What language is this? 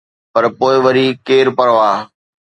Sindhi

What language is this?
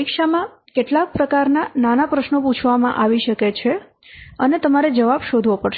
Gujarati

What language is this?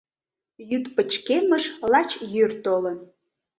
Mari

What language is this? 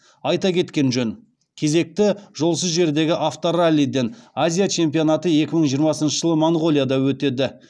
Kazakh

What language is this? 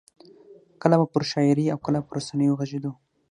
Pashto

